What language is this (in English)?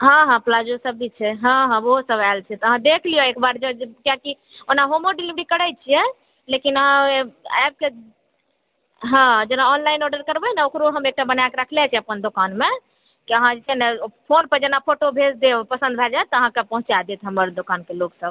Maithili